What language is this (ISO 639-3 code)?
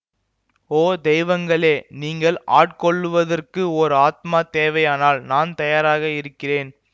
tam